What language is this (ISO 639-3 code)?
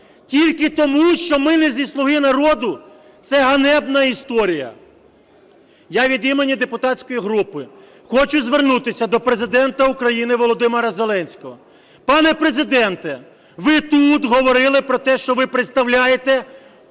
ukr